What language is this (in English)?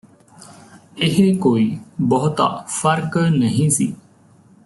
Punjabi